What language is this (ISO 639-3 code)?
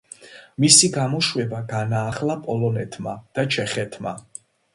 kat